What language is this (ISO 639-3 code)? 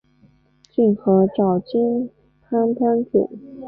zho